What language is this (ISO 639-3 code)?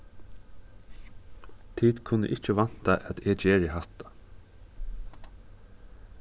fao